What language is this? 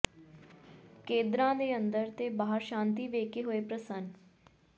Punjabi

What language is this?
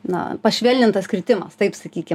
Lithuanian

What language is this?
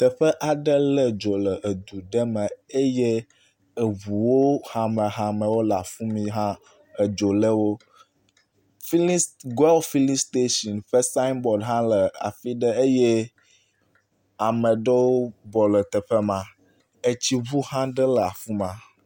Ewe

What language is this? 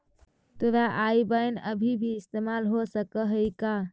Magahi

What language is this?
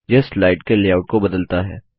Hindi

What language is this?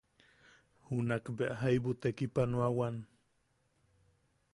Yaqui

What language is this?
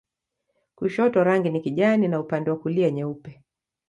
Swahili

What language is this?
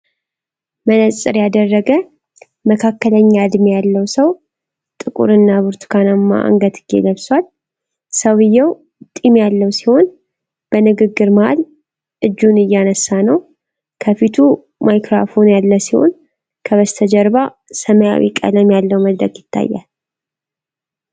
Amharic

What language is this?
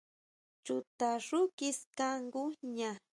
Huautla Mazatec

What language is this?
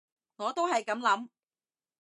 Cantonese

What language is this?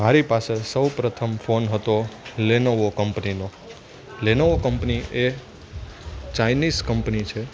Gujarati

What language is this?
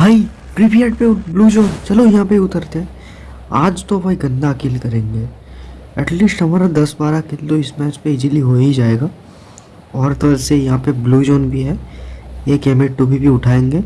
Hindi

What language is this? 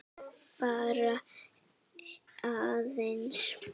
Icelandic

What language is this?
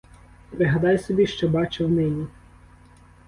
Ukrainian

